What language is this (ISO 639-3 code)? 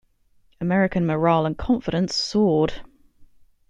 eng